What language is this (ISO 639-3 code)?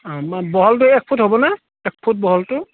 asm